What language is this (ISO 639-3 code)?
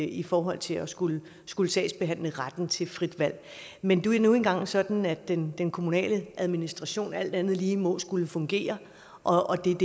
dan